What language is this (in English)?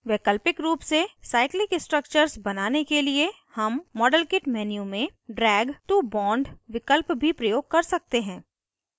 Hindi